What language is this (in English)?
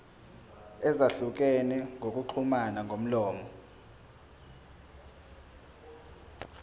Zulu